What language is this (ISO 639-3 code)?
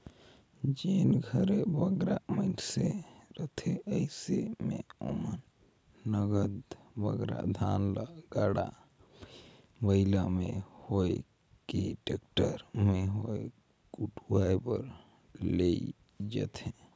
hne